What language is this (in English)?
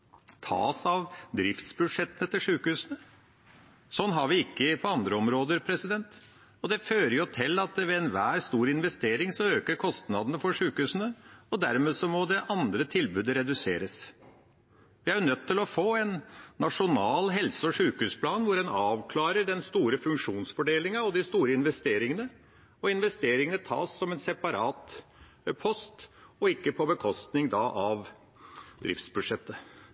Norwegian Bokmål